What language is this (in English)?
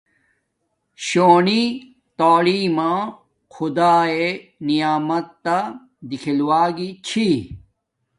Domaaki